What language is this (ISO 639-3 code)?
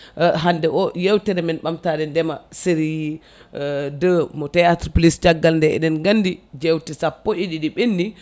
ful